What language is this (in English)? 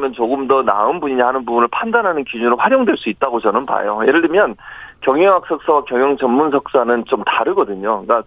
Korean